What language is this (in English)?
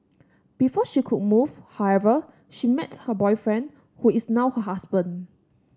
English